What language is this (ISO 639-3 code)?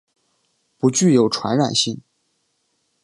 zho